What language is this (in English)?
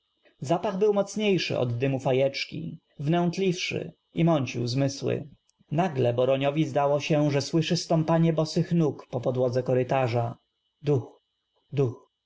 Polish